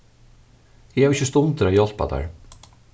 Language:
Faroese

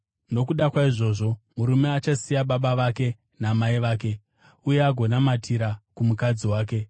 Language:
Shona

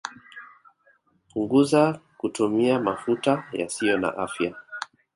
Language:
Swahili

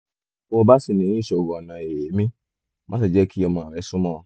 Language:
Yoruba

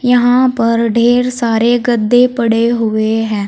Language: Hindi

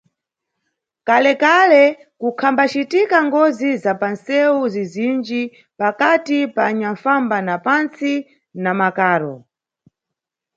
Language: Nyungwe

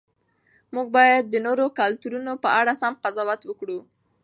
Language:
Pashto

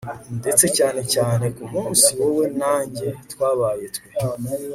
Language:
Kinyarwanda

